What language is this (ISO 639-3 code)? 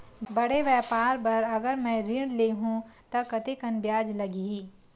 hne